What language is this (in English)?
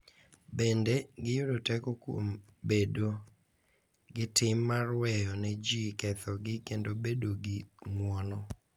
Luo (Kenya and Tanzania)